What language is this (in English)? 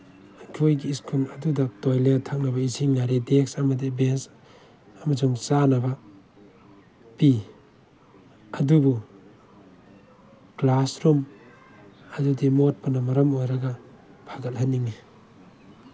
Manipuri